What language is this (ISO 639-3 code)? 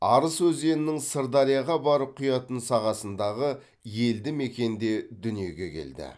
kaz